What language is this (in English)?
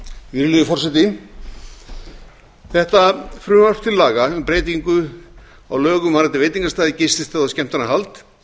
Icelandic